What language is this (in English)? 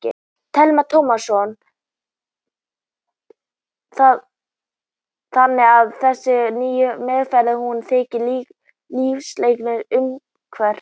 Icelandic